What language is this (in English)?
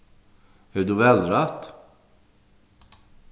Faroese